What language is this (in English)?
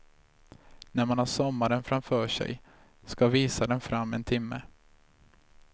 Swedish